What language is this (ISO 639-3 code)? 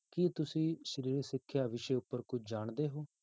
pan